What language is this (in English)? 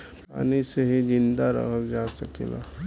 Bhojpuri